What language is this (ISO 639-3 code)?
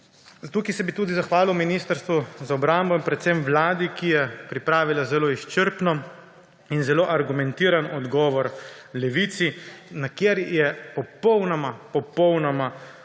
slv